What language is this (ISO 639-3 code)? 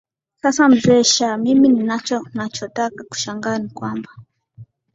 swa